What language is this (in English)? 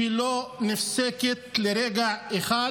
Hebrew